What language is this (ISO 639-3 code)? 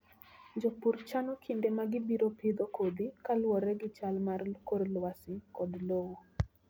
luo